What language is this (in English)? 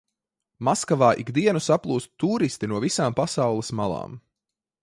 Latvian